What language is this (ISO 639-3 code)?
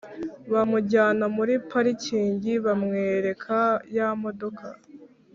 kin